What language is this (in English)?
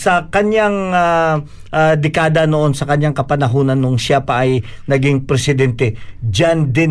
Filipino